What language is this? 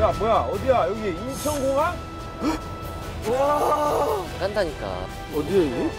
Korean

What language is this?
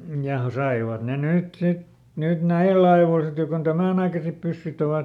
Finnish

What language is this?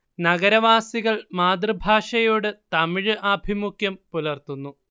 Malayalam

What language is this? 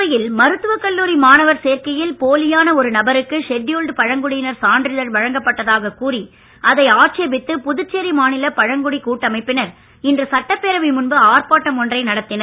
Tamil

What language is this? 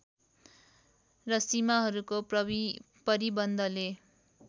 Nepali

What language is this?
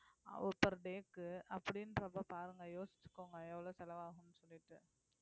Tamil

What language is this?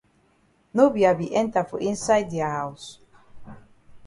Cameroon Pidgin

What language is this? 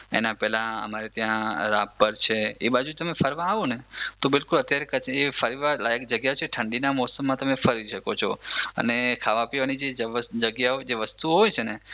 Gujarati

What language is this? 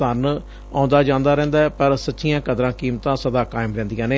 Punjabi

